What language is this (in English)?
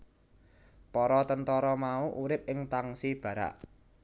Javanese